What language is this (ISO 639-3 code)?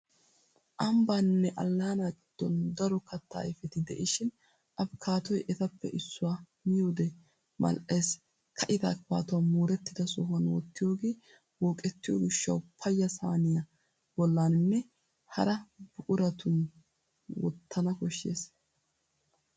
wal